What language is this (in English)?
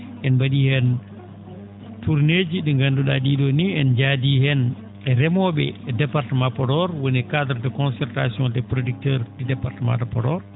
Fula